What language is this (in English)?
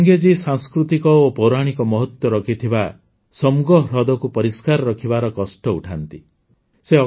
Odia